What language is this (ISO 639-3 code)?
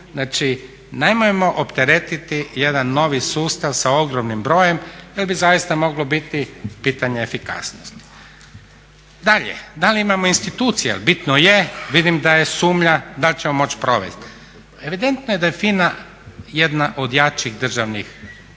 hrv